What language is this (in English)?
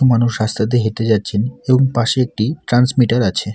Bangla